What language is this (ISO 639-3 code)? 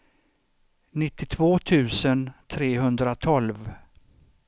swe